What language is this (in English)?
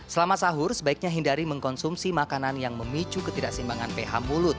Indonesian